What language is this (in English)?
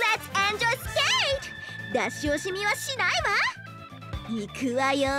Japanese